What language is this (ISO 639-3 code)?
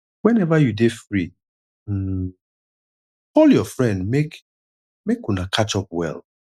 pcm